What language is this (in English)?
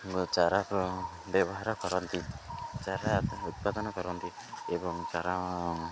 Odia